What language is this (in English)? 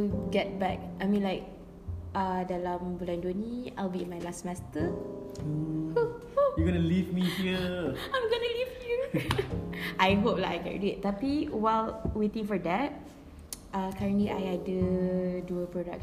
Malay